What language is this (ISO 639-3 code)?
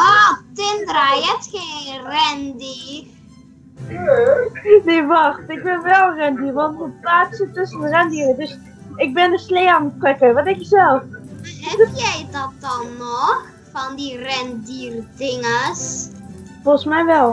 nld